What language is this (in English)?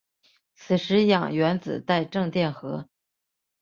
Chinese